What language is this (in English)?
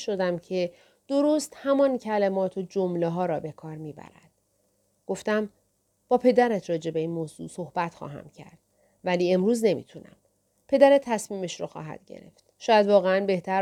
Persian